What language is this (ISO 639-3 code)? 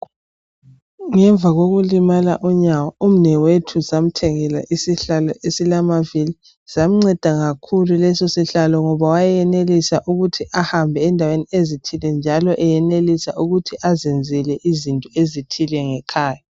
nde